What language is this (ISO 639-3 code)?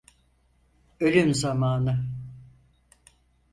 tur